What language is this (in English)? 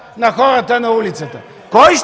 Bulgarian